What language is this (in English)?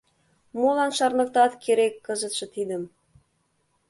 Mari